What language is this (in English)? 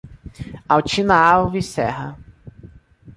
Portuguese